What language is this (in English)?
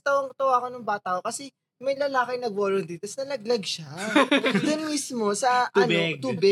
Filipino